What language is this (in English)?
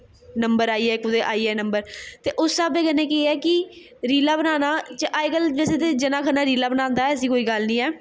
Dogri